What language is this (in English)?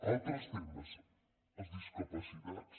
Catalan